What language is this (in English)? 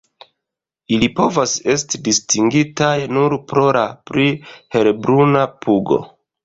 Esperanto